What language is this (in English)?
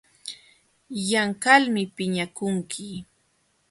Jauja Wanca Quechua